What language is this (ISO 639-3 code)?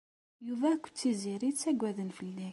kab